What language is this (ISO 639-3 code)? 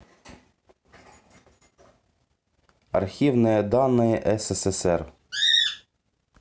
rus